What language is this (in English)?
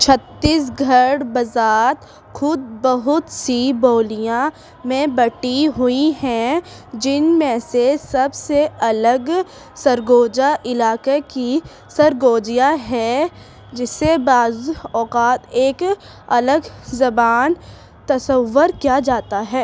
Urdu